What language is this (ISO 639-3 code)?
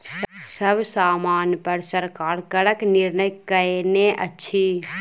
mai